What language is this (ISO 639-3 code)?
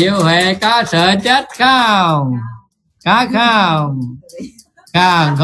vie